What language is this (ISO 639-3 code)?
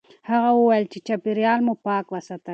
pus